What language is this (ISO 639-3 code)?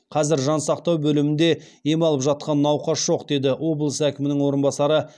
kaz